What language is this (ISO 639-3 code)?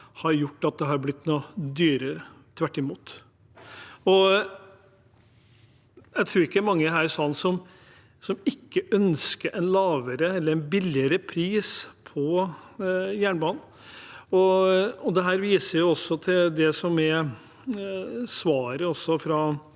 nor